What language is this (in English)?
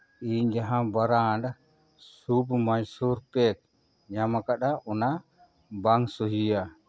Santali